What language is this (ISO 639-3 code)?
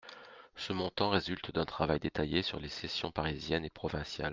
fra